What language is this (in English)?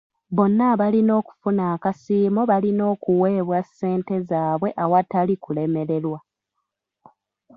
Ganda